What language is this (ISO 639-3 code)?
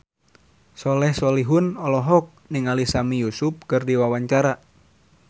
sun